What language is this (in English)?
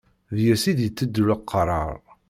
Kabyle